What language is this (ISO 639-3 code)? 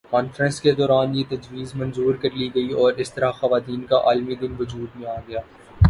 urd